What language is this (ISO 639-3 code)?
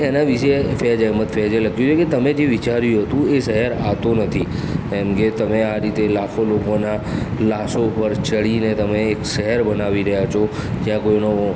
guj